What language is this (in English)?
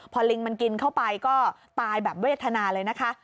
Thai